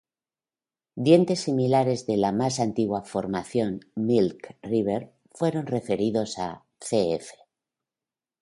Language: Spanish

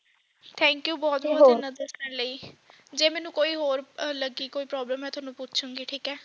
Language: Punjabi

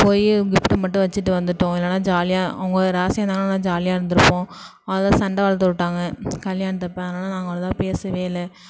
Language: Tamil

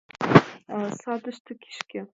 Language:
Mari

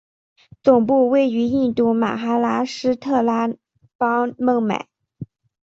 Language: Chinese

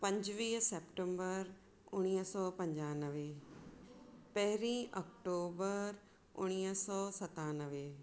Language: Sindhi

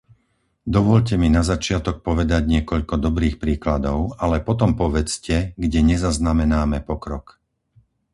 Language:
Slovak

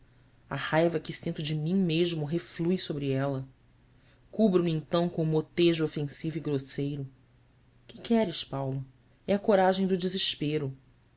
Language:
Portuguese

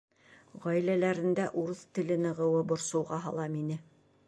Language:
Bashkir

